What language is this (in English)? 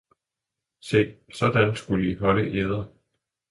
Danish